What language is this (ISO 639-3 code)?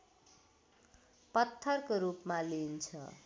nep